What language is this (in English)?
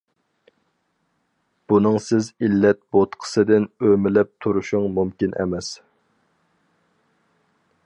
Uyghur